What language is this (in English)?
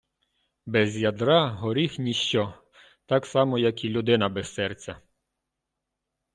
Ukrainian